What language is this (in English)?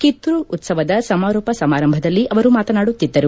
Kannada